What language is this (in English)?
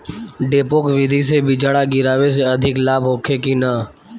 Bhojpuri